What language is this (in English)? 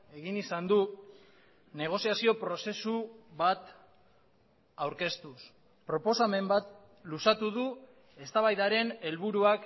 Basque